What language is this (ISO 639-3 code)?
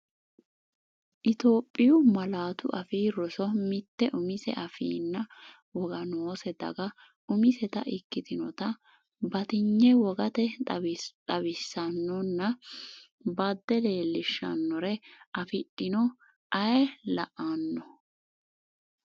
sid